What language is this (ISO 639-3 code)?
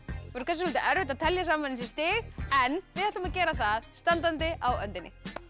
isl